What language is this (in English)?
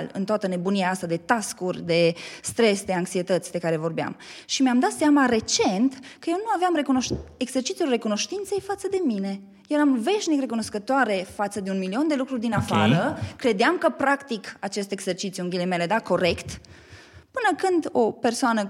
Romanian